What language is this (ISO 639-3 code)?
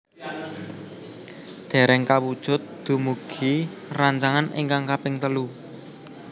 jav